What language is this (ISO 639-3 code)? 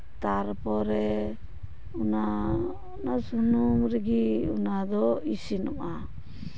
sat